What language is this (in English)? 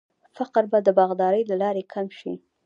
Pashto